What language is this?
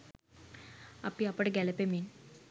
Sinhala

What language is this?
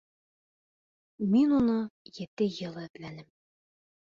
Bashkir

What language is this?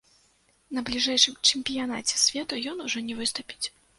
Belarusian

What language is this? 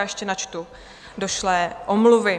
Czech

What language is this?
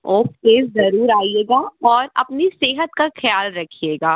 Hindi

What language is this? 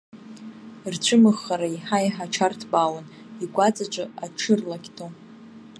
Abkhazian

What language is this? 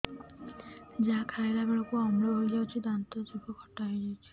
Odia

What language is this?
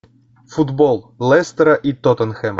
Russian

